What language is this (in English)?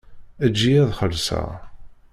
Kabyle